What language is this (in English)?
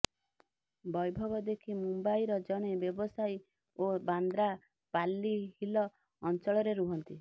Odia